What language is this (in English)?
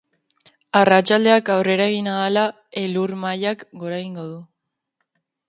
Basque